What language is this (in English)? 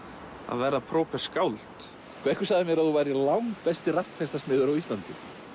Icelandic